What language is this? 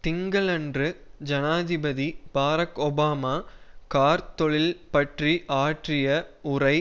Tamil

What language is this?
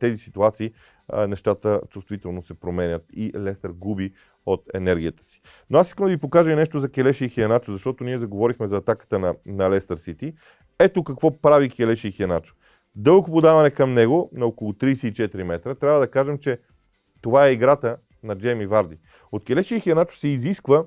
Bulgarian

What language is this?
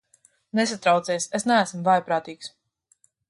Latvian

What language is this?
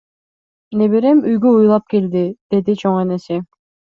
Kyrgyz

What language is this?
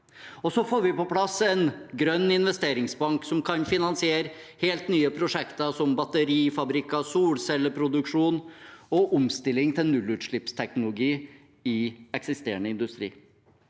Norwegian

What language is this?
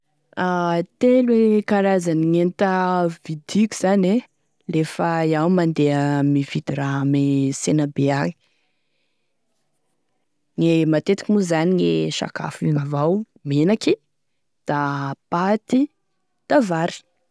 Tesaka Malagasy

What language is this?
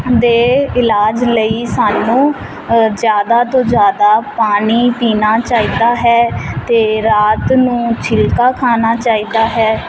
Punjabi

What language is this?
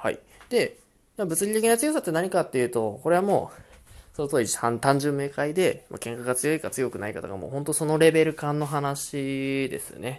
Japanese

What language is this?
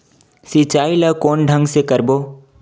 Chhattisgarhi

